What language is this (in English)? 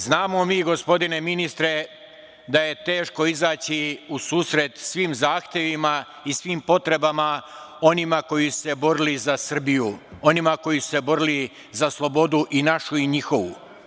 Serbian